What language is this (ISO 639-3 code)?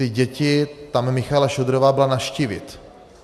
ces